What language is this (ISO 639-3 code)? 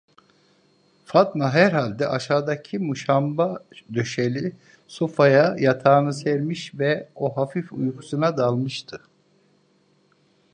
tur